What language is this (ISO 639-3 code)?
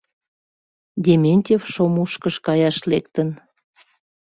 chm